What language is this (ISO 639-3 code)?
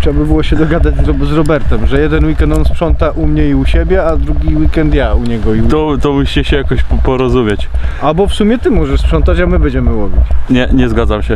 pol